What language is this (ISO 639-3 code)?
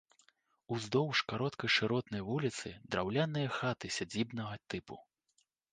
bel